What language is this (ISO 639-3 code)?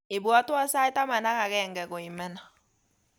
kln